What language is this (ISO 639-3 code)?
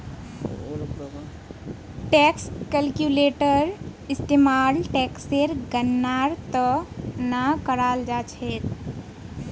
mag